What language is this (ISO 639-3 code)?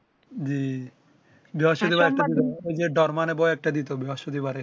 ben